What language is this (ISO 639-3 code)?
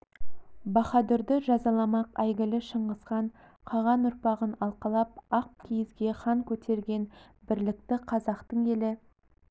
kaz